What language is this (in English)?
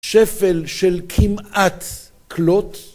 Hebrew